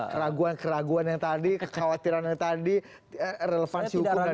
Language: Indonesian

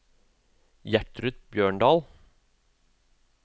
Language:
Norwegian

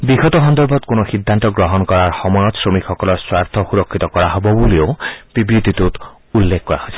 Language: Assamese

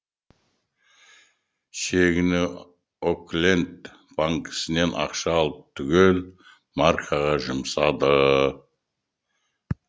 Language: Kazakh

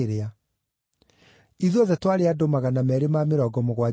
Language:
Kikuyu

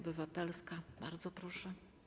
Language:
Polish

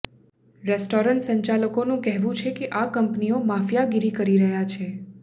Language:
Gujarati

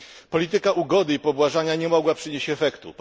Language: Polish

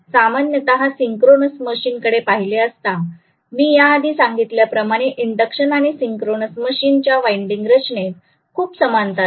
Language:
Marathi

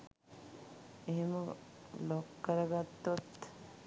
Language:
Sinhala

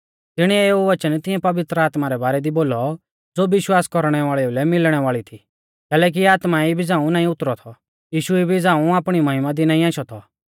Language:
Mahasu Pahari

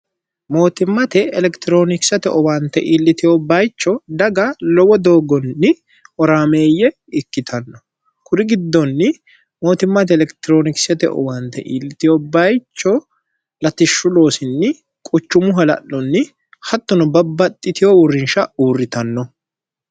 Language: Sidamo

